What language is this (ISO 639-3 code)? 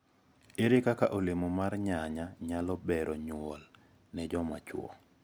luo